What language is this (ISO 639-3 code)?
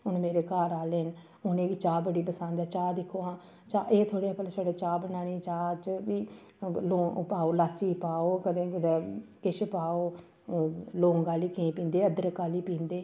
doi